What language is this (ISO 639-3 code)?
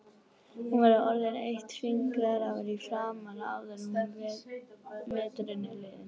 isl